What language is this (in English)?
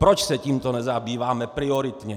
Czech